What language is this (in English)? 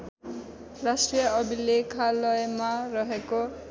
Nepali